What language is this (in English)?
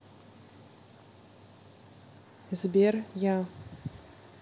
Russian